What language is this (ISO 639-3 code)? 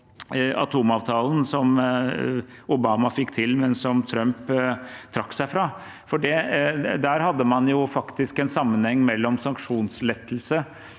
nor